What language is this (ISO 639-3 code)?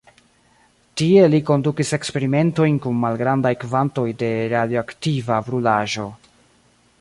epo